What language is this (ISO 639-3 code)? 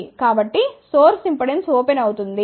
tel